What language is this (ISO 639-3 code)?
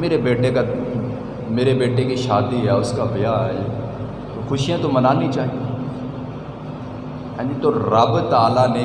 urd